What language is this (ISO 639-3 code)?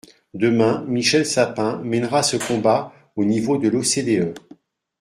fra